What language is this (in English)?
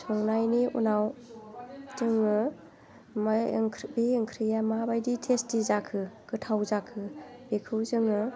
Bodo